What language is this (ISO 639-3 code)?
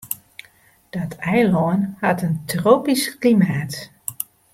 fry